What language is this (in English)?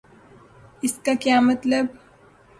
Urdu